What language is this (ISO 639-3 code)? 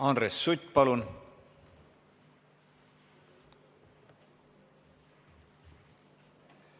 est